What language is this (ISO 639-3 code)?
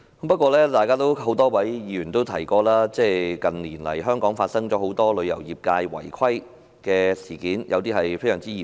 yue